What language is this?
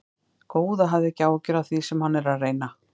Icelandic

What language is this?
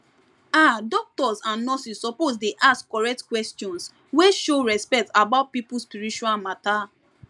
Nigerian Pidgin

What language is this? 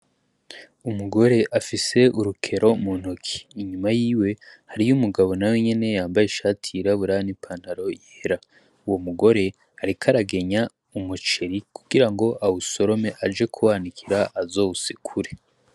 Rundi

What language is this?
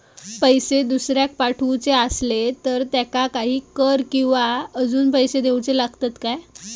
Marathi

